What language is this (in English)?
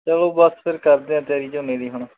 Punjabi